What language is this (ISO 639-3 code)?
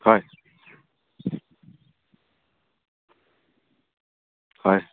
asm